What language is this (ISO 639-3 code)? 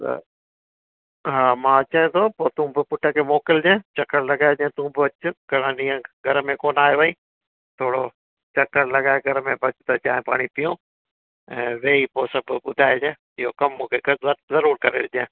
snd